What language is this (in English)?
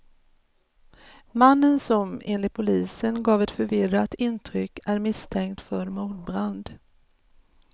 Swedish